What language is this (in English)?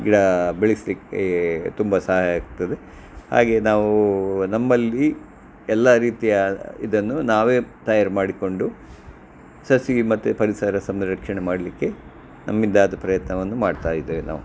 Kannada